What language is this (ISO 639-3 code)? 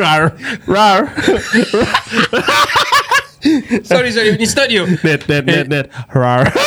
msa